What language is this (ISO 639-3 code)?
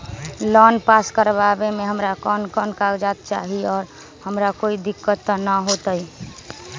mag